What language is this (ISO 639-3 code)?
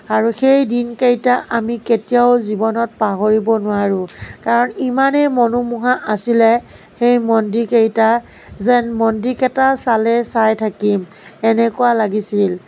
asm